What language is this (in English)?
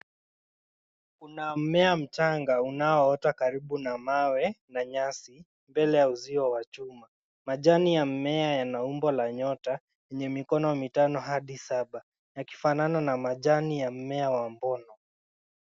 Swahili